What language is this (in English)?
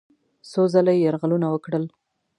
Pashto